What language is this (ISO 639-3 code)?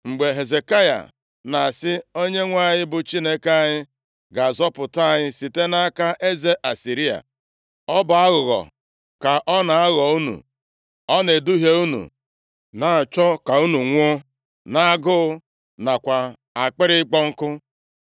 ibo